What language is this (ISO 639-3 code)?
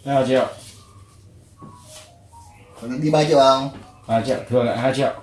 vie